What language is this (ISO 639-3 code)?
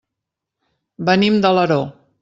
cat